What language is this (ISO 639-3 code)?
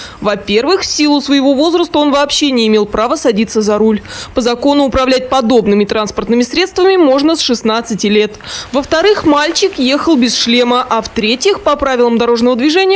rus